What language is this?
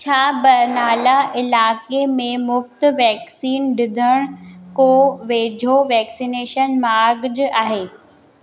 Sindhi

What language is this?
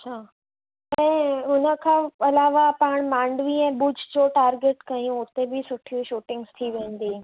Sindhi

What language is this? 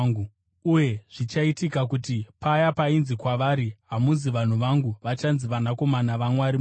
Shona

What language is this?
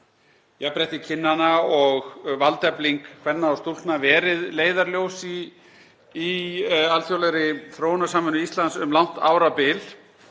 Icelandic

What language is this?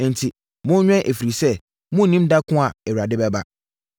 Akan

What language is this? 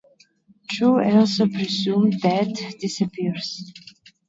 English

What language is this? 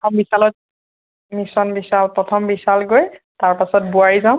Assamese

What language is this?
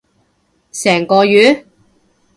Cantonese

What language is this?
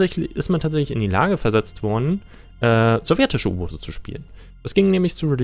German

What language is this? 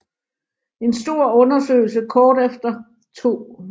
Danish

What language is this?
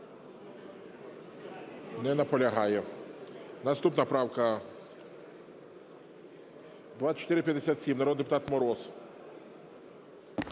Ukrainian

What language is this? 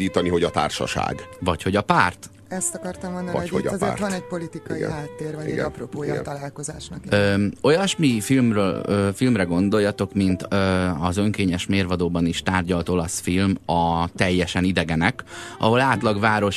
Hungarian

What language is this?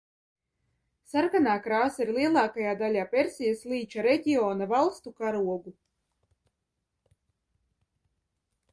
Latvian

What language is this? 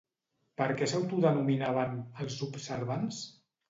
Catalan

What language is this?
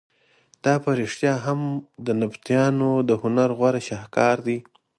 Pashto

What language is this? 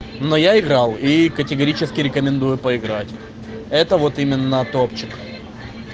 Russian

